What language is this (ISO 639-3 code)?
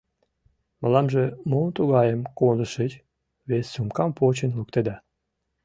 chm